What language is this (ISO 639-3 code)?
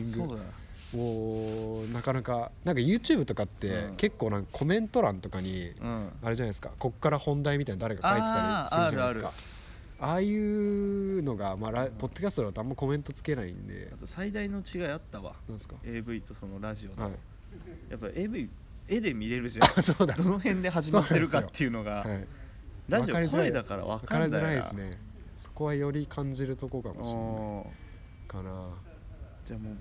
jpn